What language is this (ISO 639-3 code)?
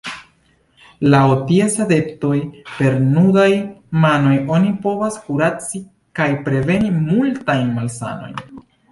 epo